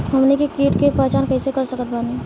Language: Bhojpuri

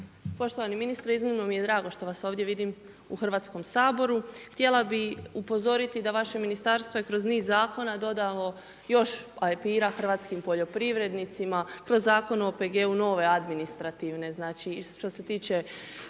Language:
Croatian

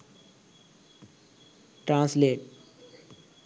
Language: Sinhala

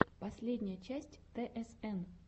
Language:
Russian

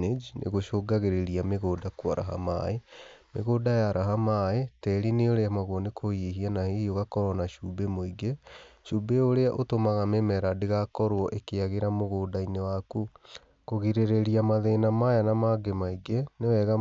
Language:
Kikuyu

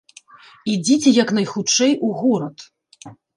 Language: Belarusian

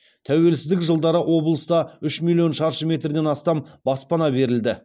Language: Kazakh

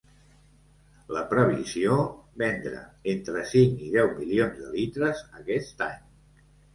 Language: Catalan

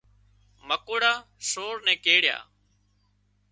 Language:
Wadiyara Koli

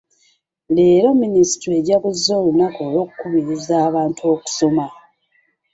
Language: Ganda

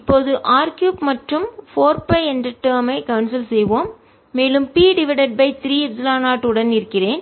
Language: Tamil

